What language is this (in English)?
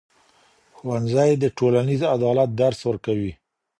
Pashto